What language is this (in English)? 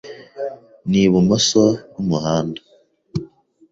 Kinyarwanda